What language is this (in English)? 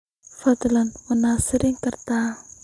Somali